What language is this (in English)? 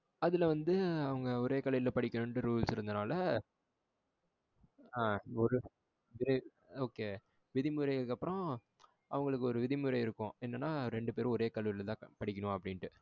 Tamil